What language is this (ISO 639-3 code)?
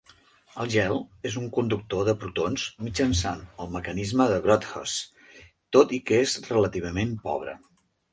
cat